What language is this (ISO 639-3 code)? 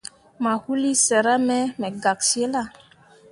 mua